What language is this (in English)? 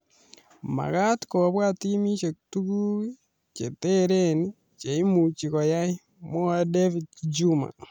Kalenjin